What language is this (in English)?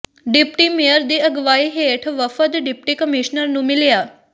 Punjabi